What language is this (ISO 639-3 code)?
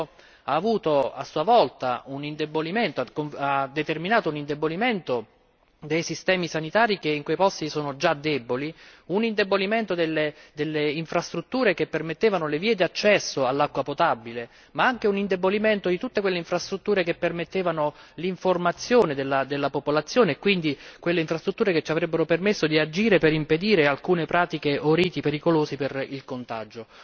ita